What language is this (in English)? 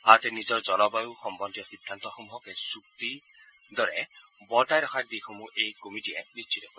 Assamese